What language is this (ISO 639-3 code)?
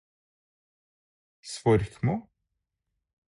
nob